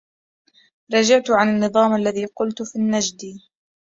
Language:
Arabic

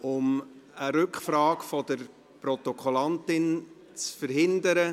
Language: Swiss German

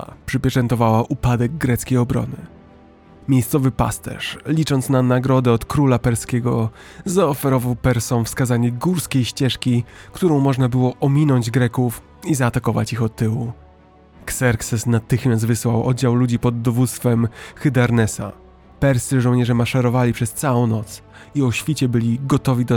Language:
Polish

